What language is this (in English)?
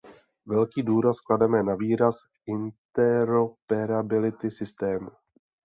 Czech